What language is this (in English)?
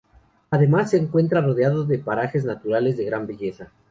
Spanish